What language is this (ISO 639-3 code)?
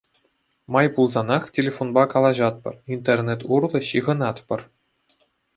chv